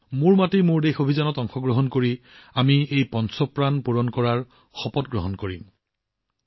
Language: Assamese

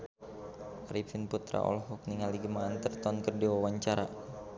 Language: Sundanese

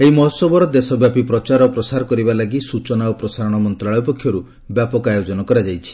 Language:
Odia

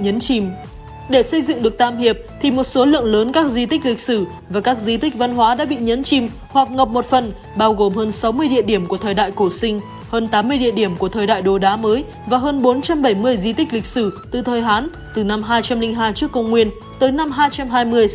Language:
Vietnamese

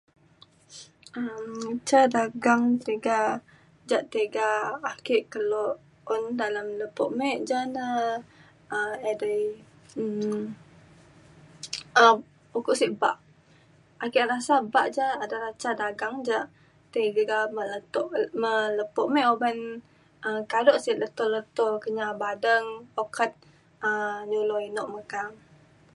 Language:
Mainstream Kenyah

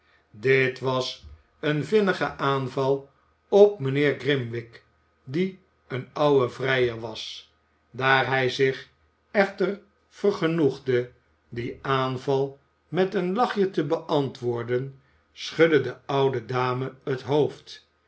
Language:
Dutch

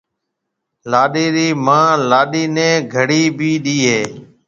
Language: Marwari (Pakistan)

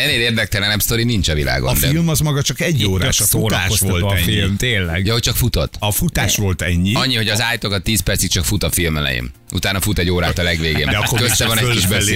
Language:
Hungarian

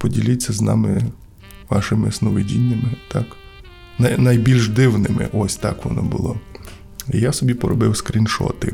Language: Ukrainian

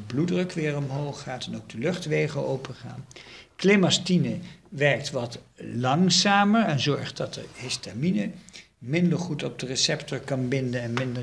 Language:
Dutch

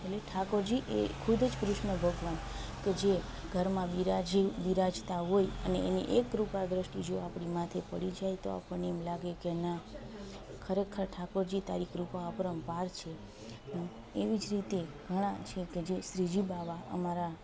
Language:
Gujarati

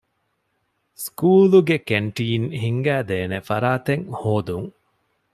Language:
Divehi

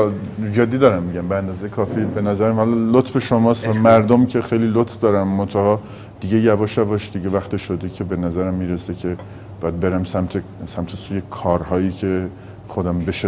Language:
Persian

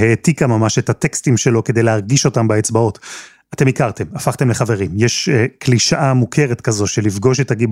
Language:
Hebrew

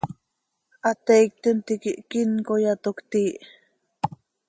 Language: Seri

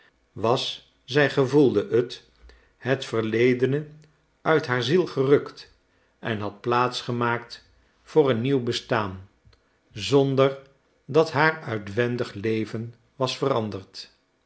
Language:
Dutch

